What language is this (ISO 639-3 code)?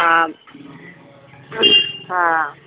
mai